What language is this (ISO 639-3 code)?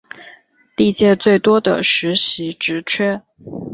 zho